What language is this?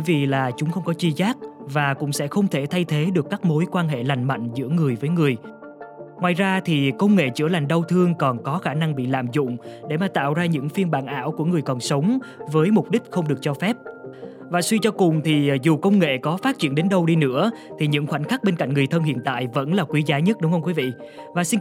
Vietnamese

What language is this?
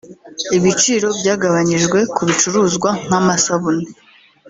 Kinyarwanda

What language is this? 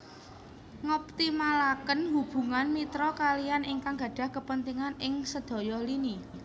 Javanese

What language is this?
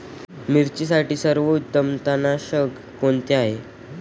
Marathi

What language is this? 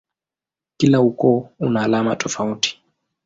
Swahili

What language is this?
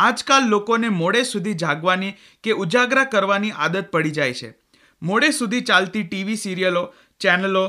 Hindi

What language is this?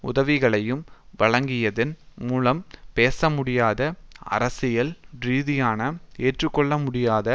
Tamil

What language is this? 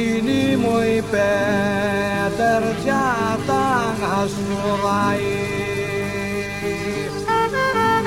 Greek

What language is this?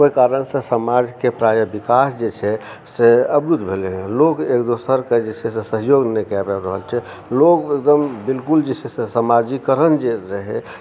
Maithili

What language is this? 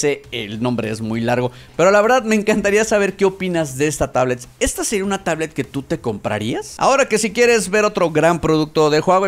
Spanish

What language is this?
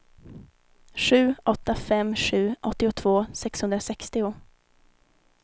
Swedish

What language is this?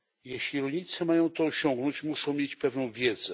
Polish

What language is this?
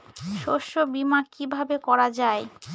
Bangla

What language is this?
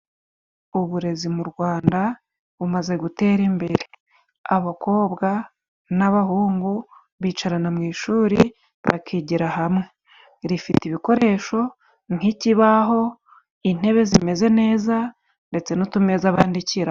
Kinyarwanda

